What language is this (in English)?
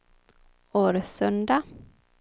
Swedish